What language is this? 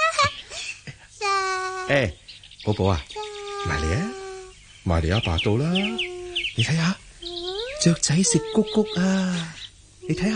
Chinese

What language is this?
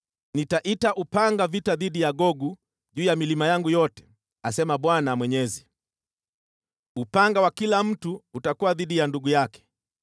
Swahili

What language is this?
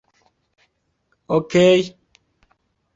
Esperanto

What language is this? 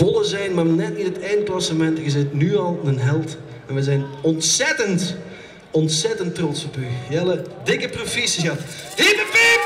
Dutch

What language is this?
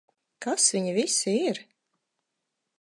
Latvian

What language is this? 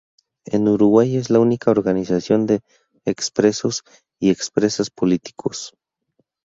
Spanish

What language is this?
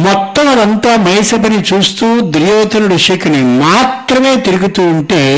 Telugu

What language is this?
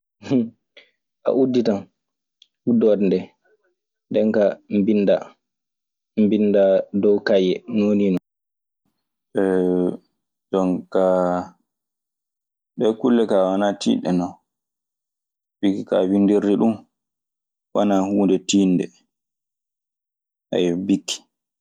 Maasina Fulfulde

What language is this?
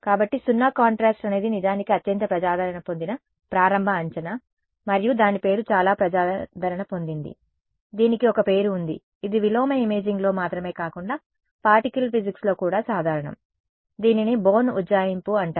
Telugu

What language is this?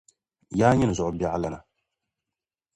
Dagbani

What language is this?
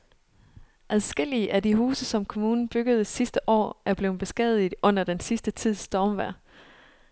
Danish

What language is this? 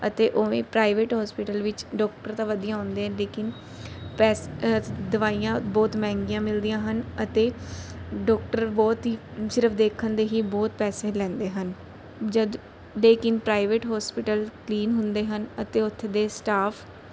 Punjabi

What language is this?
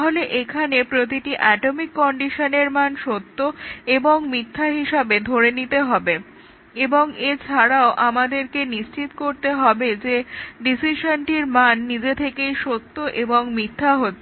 Bangla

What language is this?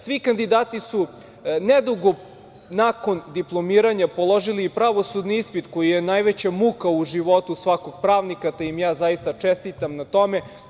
Serbian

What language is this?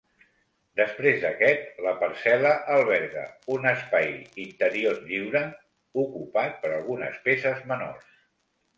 Catalan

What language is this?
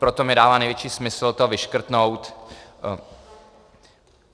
Czech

